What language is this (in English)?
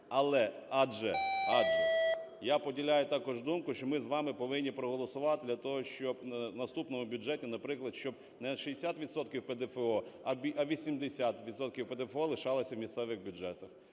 Ukrainian